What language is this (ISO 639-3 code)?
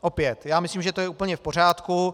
ces